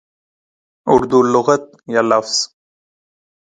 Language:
Urdu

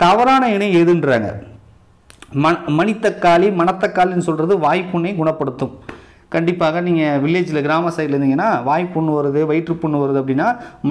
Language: Arabic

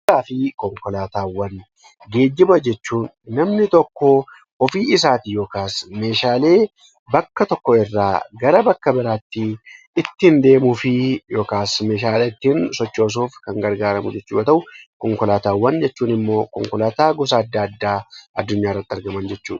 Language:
Oromo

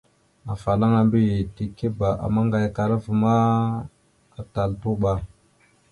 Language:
Mada (Cameroon)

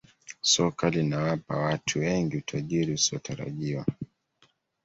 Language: Swahili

